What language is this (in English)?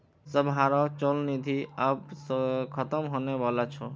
Magahi